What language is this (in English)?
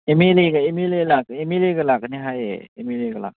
Manipuri